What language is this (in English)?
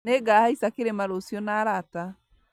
Kikuyu